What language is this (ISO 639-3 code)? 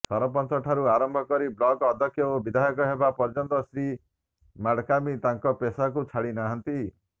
ori